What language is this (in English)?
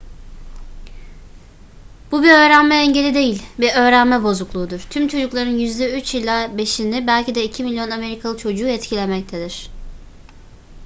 Turkish